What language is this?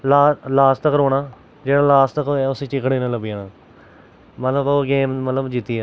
Dogri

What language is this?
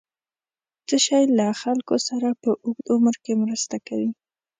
Pashto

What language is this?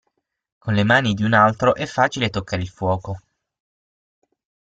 Italian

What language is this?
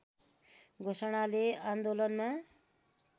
Nepali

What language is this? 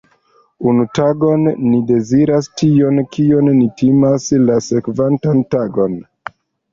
Esperanto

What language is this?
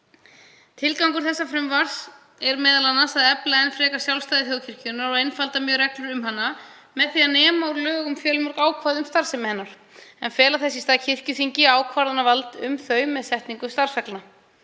Icelandic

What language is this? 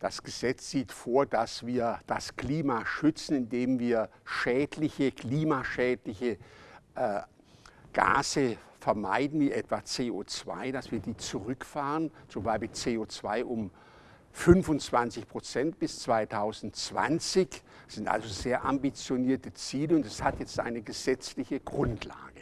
German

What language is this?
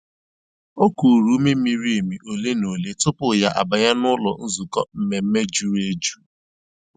Igbo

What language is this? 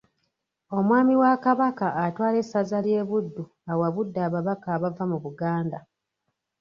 Ganda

